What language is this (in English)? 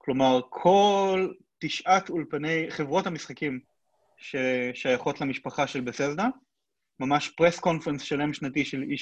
Hebrew